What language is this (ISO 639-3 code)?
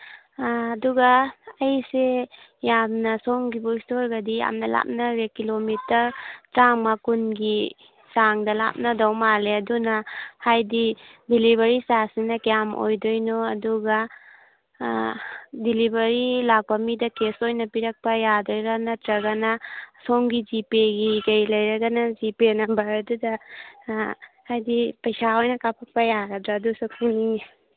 mni